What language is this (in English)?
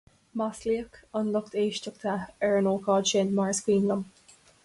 Irish